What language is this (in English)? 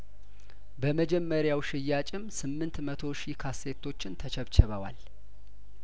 Amharic